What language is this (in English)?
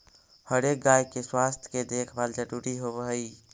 Magahi